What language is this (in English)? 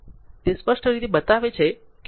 Gujarati